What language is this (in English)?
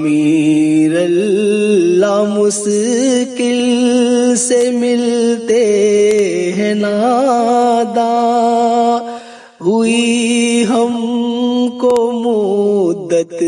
Urdu